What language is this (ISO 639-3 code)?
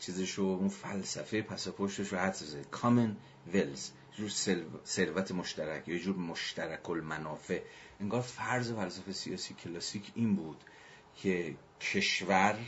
fas